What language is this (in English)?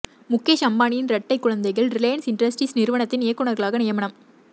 Tamil